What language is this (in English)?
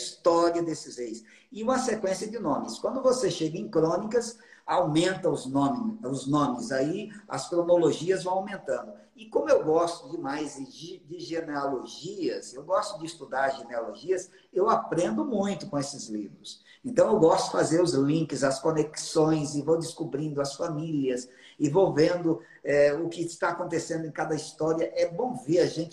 Portuguese